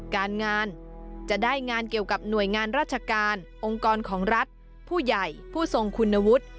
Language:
Thai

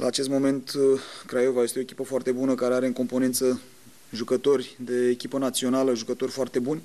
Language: Romanian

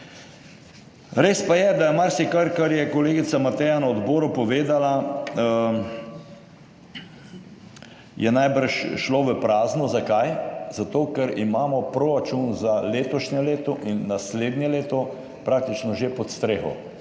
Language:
Slovenian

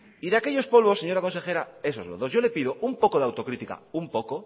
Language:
Spanish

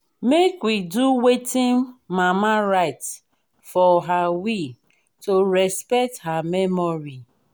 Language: Nigerian Pidgin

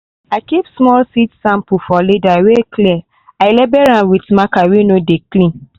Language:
Nigerian Pidgin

